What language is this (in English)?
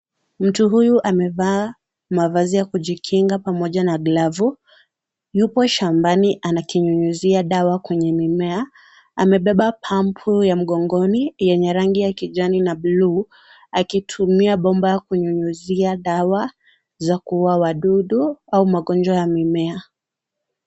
Swahili